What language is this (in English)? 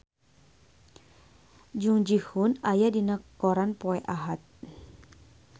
Sundanese